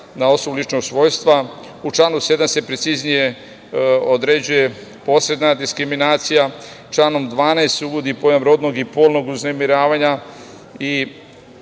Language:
Serbian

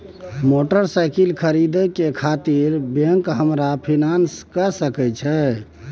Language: Maithili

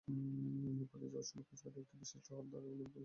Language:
Bangla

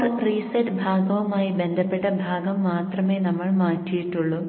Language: Malayalam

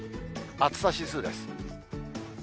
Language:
Japanese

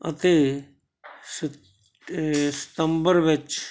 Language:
Punjabi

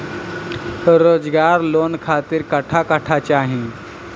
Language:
Bhojpuri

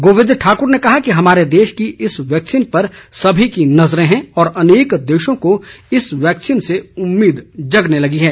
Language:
Hindi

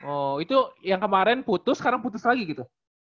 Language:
Indonesian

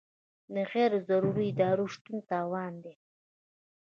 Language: Pashto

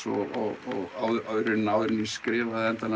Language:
Icelandic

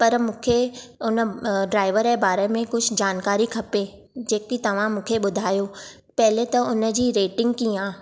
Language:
Sindhi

